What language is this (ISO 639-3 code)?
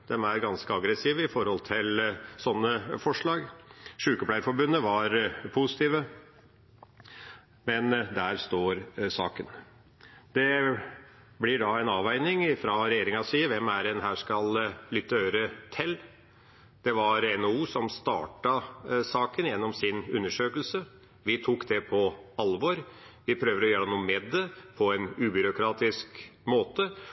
nob